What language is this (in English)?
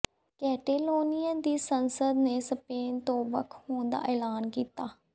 Punjabi